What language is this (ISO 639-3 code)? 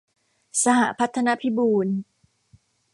tha